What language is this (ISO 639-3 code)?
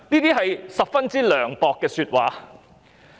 yue